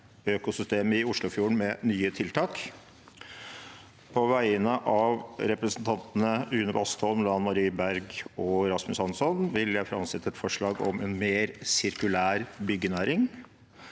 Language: Norwegian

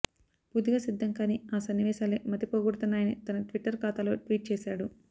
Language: Telugu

